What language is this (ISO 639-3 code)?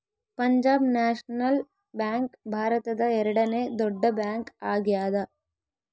kan